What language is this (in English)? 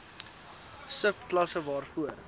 Afrikaans